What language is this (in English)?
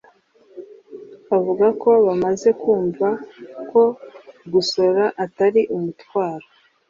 Kinyarwanda